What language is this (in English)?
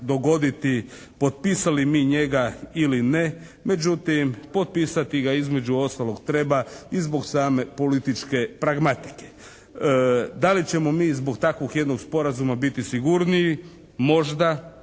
Croatian